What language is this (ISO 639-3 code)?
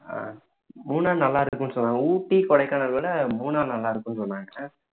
tam